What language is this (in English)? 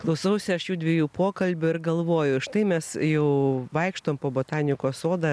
Lithuanian